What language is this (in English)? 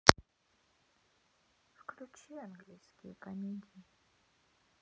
Russian